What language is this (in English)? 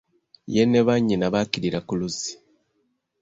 Ganda